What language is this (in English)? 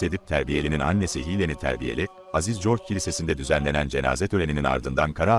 Turkish